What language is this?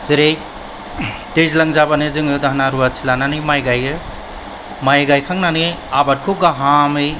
Bodo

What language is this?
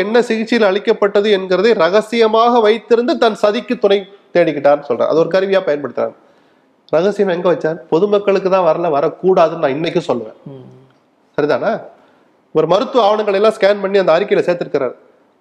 Tamil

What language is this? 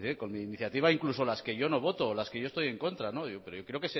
Spanish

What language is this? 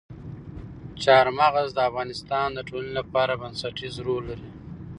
Pashto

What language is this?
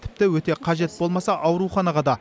Kazakh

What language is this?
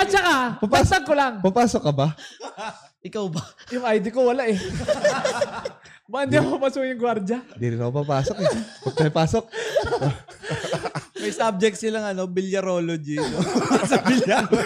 Filipino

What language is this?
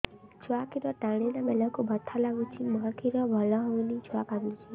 Odia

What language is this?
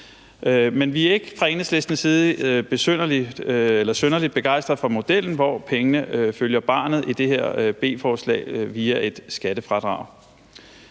Danish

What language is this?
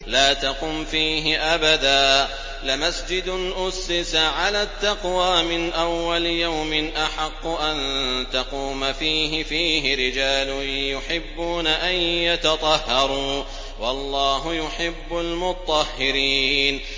Arabic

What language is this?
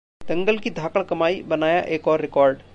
Hindi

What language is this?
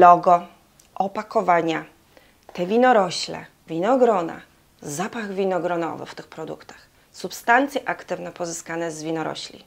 Polish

